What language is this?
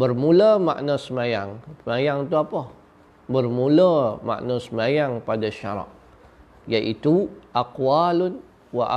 Malay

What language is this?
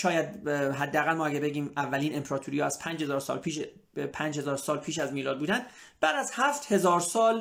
Persian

